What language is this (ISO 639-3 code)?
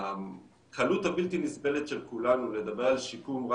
heb